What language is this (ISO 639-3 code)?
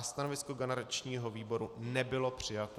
ces